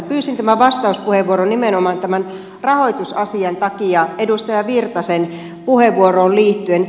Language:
Finnish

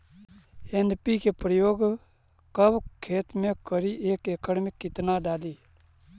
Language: Magahi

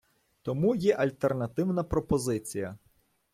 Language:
Ukrainian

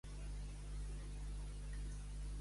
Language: Catalan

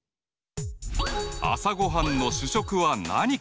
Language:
Japanese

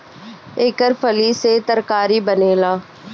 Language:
Bhojpuri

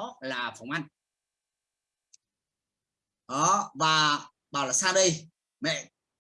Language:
Vietnamese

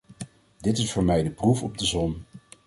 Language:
Dutch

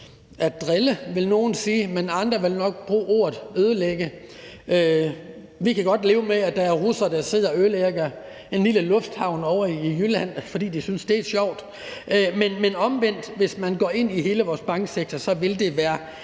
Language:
Danish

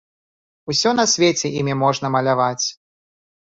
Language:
Belarusian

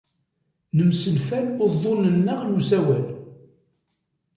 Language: Kabyle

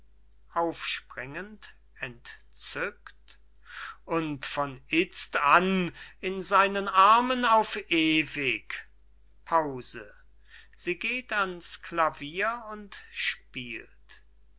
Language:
German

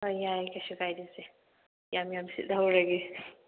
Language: Manipuri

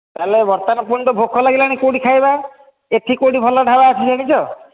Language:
Odia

